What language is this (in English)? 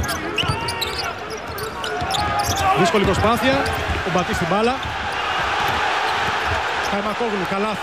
Greek